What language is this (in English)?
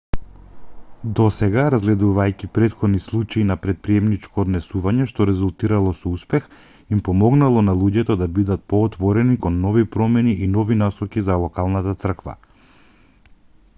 Macedonian